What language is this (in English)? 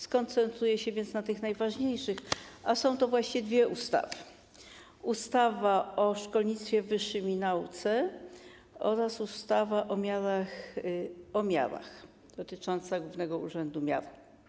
Polish